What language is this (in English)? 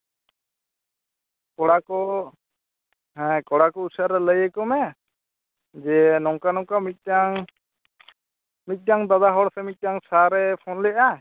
Santali